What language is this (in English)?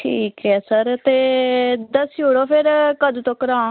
Dogri